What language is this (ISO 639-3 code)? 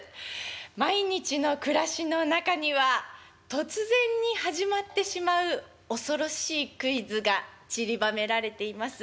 jpn